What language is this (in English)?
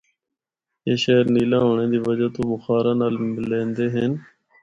Northern Hindko